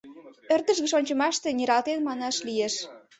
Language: Mari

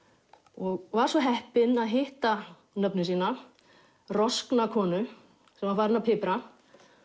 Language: Icelandic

